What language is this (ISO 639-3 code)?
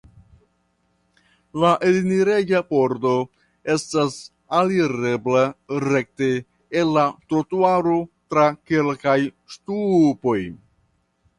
epo